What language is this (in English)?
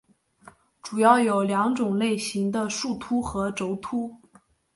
Chinese